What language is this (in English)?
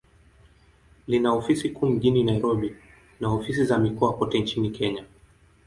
Swahili